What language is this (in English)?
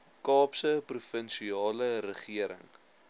Afrikaans